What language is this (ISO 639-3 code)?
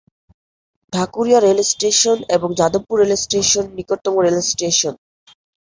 ben